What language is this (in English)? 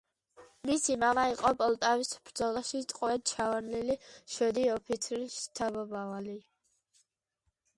Georgian